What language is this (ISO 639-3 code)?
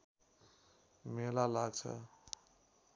nep